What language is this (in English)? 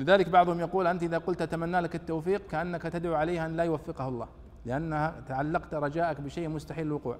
Arabic